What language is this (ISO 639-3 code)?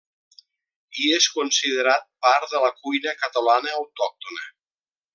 cat